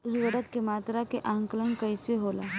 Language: Bhojpuri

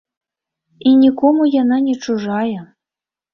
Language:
Belarusian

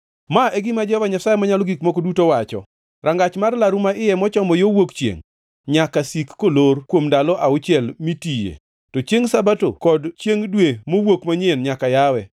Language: Luo (Kenya and Tanzania)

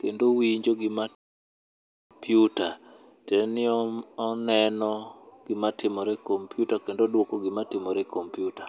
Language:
Luo (Kenya and Tanzania)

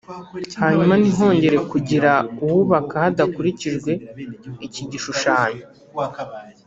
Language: Kinyarwanda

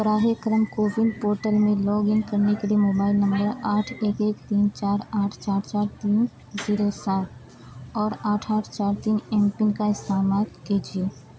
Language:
Urdu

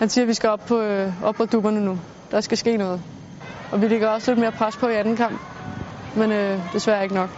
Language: Danish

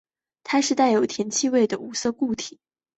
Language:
Chinese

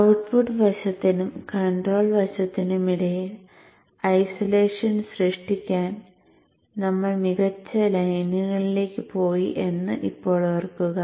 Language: Malayalam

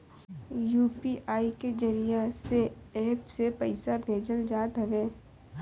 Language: Bhojpuri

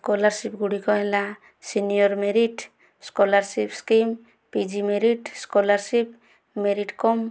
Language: Odia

